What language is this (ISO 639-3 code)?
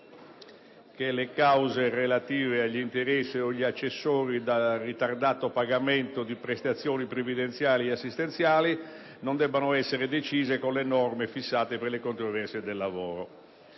ita